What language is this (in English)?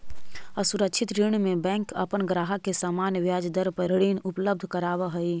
Magahi